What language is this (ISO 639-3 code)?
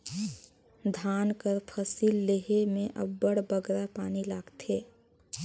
hne